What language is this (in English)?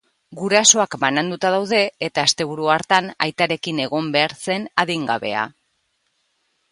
Basque